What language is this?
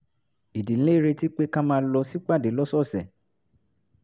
Yoruba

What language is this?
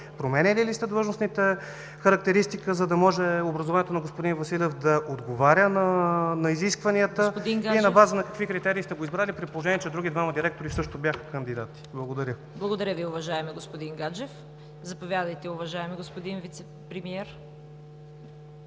Bulgarian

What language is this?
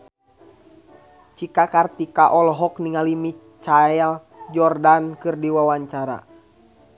Sundanese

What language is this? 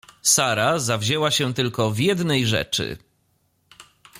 Polish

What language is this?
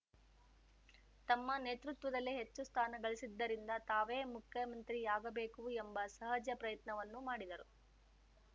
Kannada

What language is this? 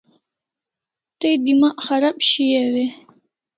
Kalasha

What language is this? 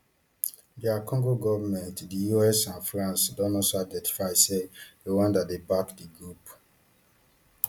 Nigerian Pidgin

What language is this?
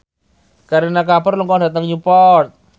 Javanese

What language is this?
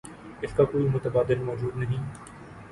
Urdu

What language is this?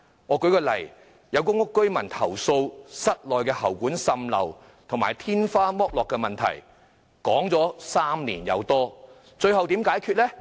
Cantonese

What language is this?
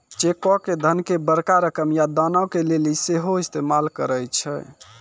Maithili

